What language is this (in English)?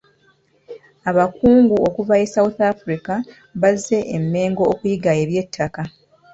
Ganda